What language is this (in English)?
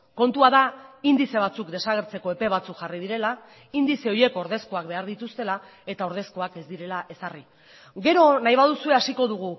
Basque